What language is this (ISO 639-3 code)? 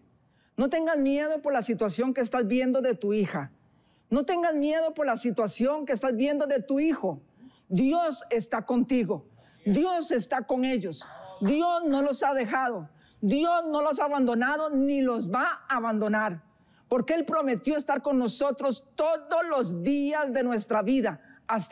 spa